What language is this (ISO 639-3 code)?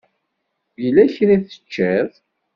kab